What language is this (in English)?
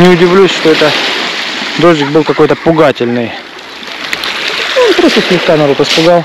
Russian